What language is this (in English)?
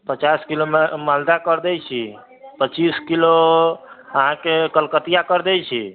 Maithili